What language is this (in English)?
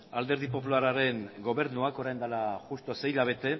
Basque